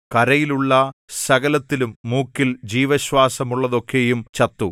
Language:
Malayalam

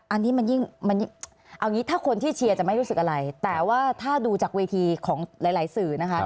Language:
Thai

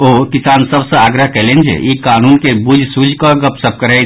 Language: Maithili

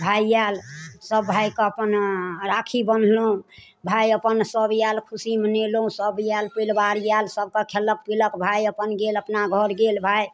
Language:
Maithili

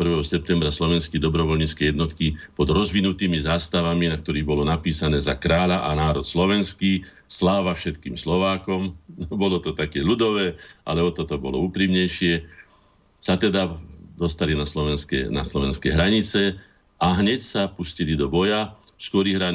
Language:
Slovak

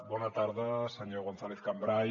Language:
Catalan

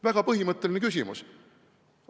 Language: Estonian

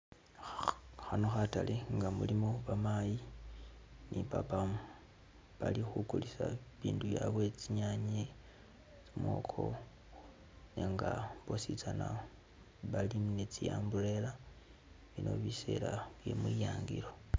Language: Masaaba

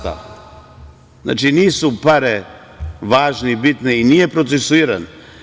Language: Serbian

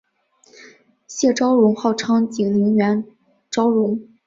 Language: Chinese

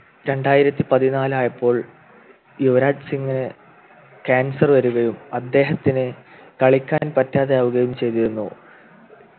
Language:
Malayalam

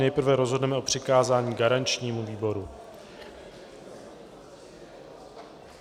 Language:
Czech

